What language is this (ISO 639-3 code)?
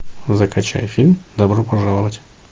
rus